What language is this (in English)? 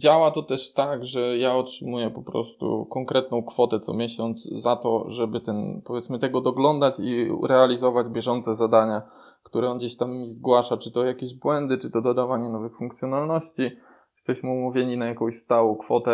Polish